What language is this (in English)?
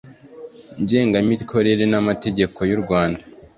Kinyarwanda